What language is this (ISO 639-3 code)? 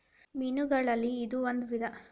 kan